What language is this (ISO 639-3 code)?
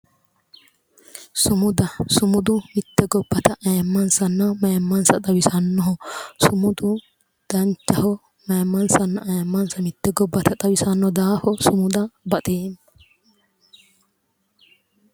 sid